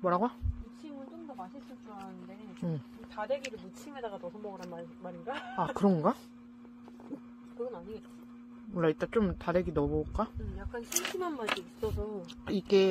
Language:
Korean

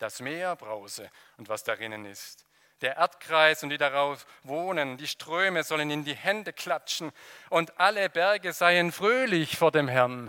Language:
German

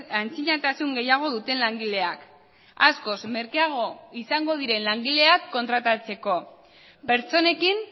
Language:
Basque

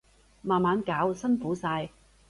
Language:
Cantonese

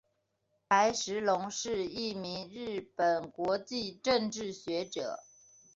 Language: Chinese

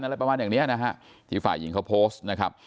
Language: Thai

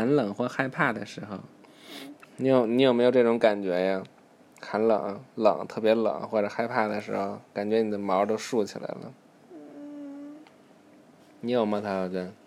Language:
Chinese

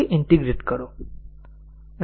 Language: Gujarati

